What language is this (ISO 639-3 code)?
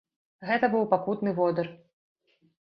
bel